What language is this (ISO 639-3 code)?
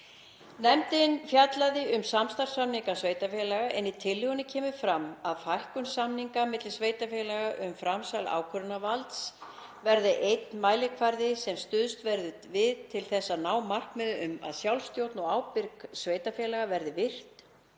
isl